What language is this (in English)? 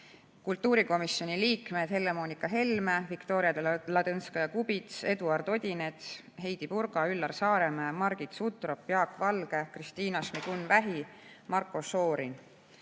Estonian